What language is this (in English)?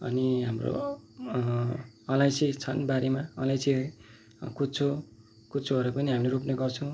Nepali